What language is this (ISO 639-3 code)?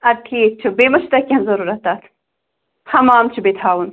kas